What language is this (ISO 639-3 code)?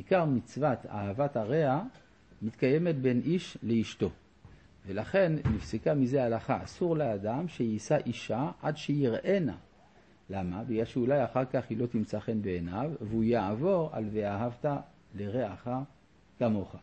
heb